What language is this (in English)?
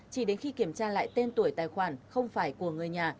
Vietnamese